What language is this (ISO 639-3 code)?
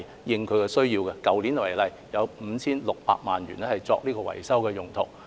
yue